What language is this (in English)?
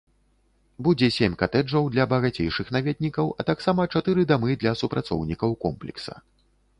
Belarusian